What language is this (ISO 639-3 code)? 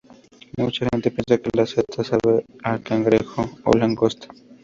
spa